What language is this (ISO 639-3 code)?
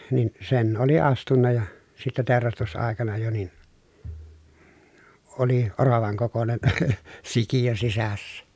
fin